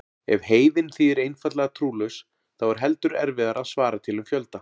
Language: Icelandic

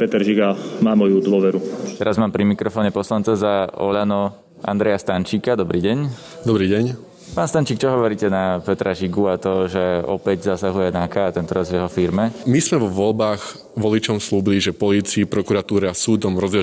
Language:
Slovak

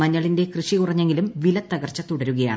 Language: Malayalam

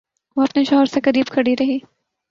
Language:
Urdu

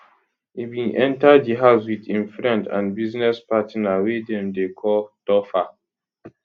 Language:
Nigerian Pidgin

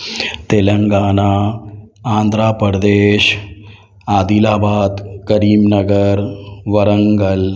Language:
Urdu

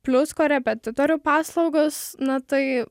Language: Lithuanian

